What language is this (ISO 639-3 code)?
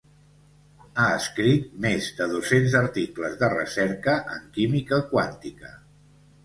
cat